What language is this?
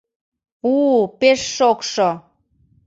Mari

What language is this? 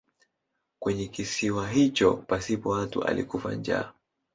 Swahili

